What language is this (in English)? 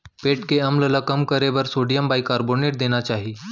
Chhattisgarhi